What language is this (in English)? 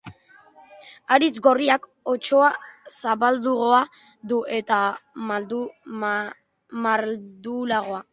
Basque